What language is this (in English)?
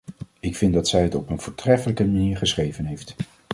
Dutch